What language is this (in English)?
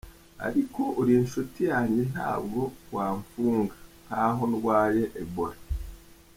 Kinyarwanda